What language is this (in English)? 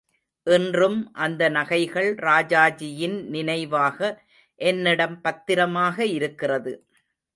Tamil